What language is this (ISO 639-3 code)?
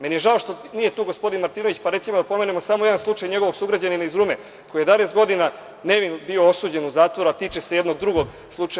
srp